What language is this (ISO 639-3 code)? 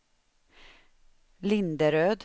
swe